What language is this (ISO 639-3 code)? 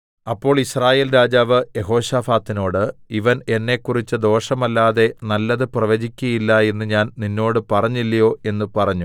mal